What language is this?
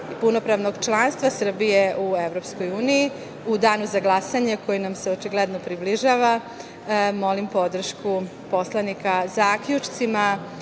Serbian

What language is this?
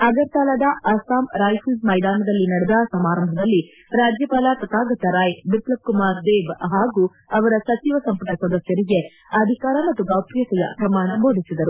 Kannada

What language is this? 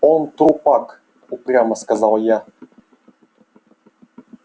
Russian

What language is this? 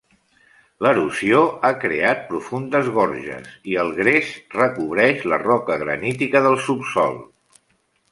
Catalan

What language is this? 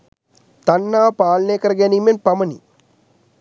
Sinhala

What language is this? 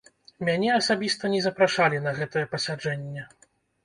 Belarusian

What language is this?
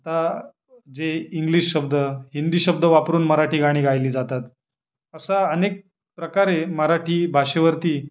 Marathi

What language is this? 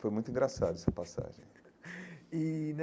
Portuguese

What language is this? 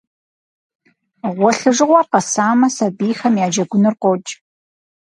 Kabardian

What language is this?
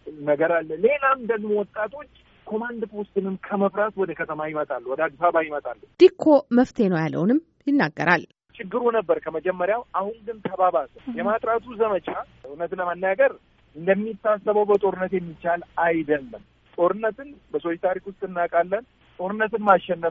Amharic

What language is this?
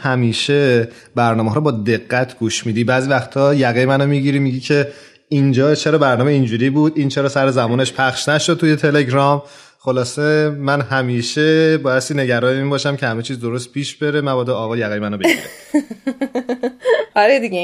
Persian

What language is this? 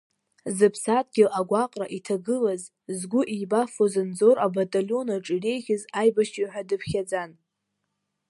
Abkhazian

